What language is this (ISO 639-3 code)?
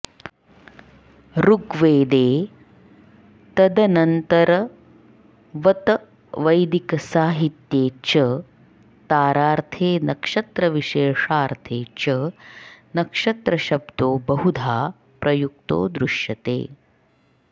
san